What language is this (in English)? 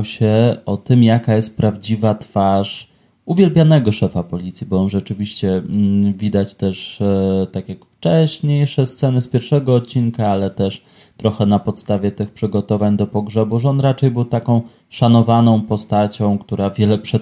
Polish